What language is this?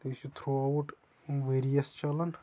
Kashmiri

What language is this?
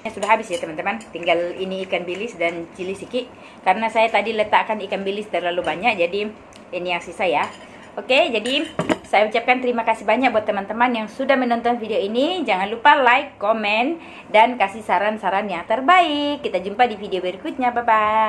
Indonesian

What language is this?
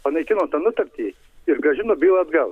Lithuanian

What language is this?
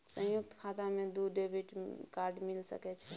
Maithili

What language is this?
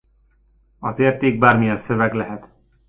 Hungarian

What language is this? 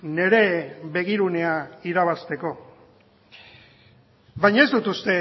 Basque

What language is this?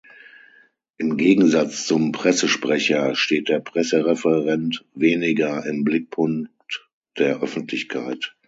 German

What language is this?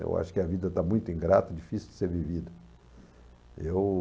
Portuguese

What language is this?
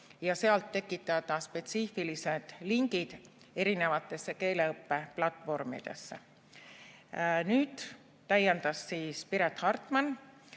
Estonian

